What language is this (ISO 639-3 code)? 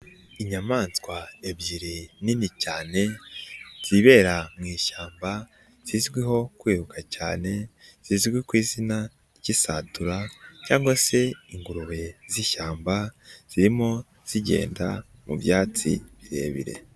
kin